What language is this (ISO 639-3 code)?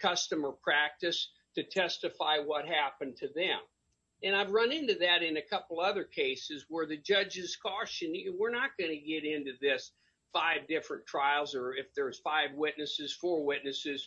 eng